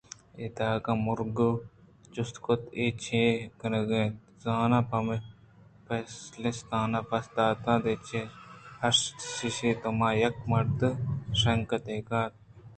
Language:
Eastern Balochi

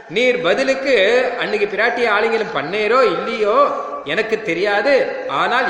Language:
Tamil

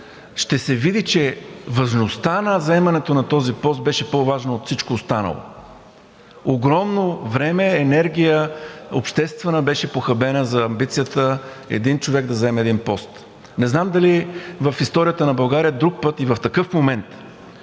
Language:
Bulgarian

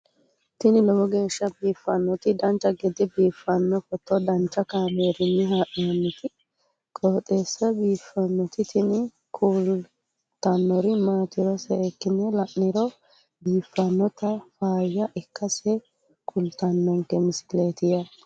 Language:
Sidamo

